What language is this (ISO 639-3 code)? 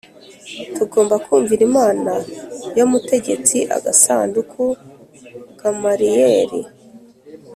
kin